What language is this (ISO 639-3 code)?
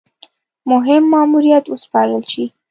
pus